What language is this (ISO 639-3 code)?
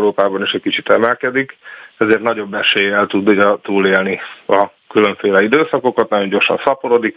hun